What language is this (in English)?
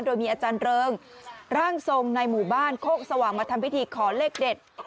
Thai